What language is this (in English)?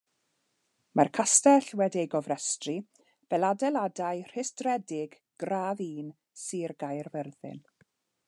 Welsh